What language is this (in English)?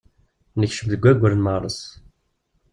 Kabyle